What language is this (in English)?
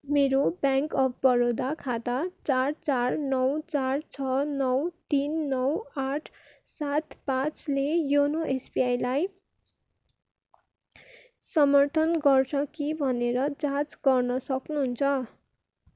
Nepali